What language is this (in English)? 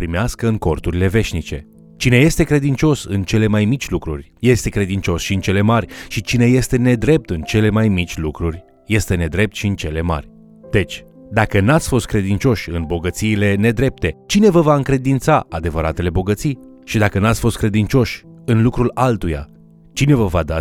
Romanian